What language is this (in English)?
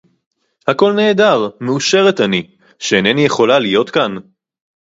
Hebrew